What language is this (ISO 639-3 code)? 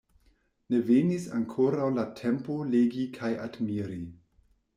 epo